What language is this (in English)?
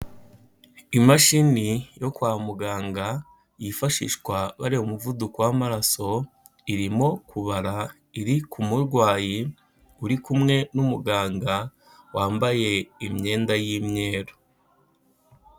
Kinyarwanda